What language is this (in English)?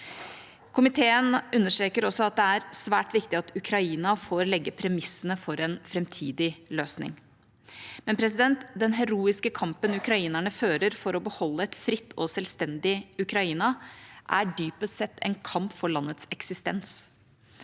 Norwegian